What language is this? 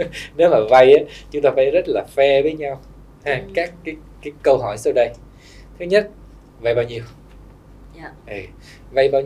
Vietnamese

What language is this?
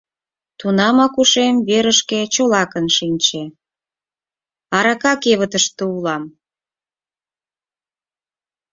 Mari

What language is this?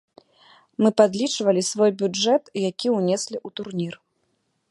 Belarusian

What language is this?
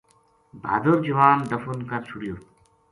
Gujari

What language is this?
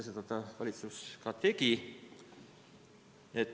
Estonian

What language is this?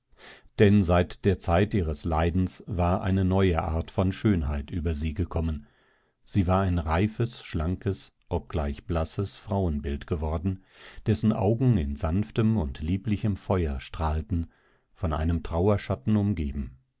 German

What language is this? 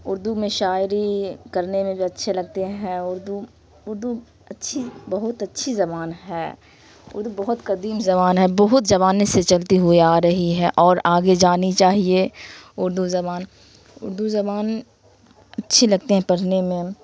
Urdu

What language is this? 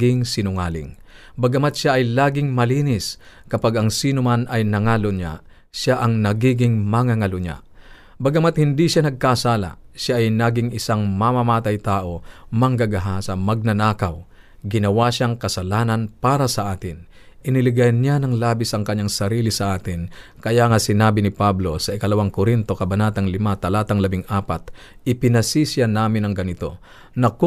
Filipino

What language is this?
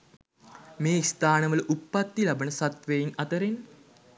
Sinhala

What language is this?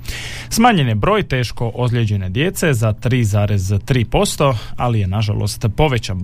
Croatian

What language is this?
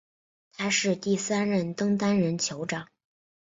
Chinese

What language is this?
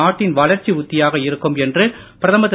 Tamil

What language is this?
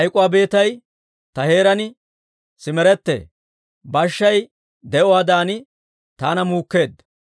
Dawro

